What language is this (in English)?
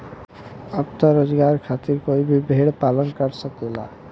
Bhojpuri